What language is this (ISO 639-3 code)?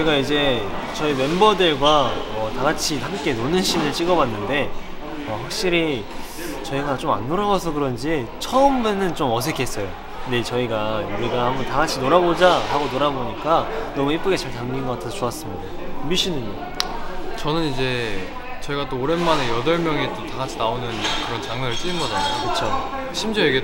kor